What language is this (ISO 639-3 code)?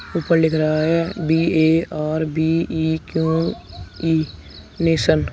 hin